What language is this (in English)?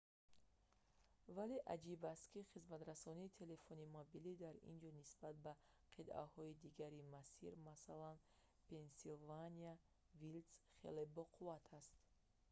Tajik